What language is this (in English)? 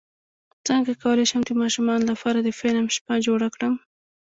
Pashto